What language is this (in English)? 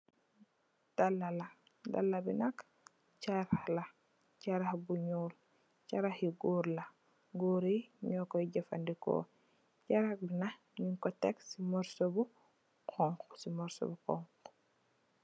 Wolof